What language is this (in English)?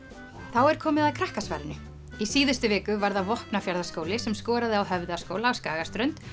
Icelandic